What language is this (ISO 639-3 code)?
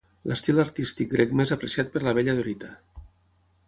cat